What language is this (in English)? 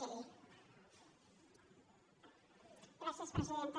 Catalan